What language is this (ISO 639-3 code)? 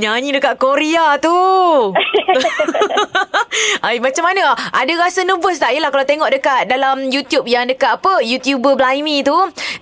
msa